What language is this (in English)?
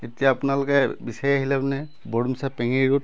Assamese